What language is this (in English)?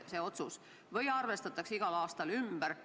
Estonian